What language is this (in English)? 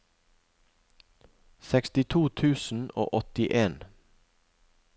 Norwegian